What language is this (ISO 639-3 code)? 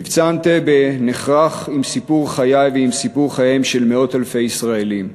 heb